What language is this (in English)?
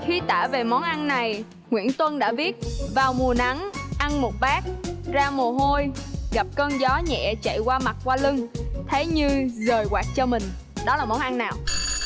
Vietnamese